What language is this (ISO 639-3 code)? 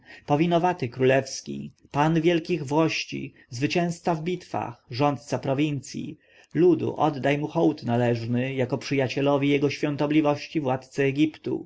pol